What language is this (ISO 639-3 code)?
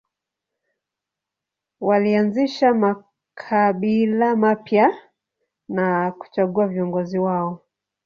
swa